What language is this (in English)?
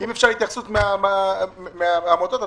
Hebrew